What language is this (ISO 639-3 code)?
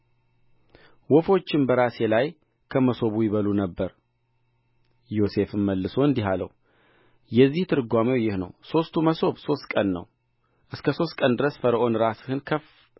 amh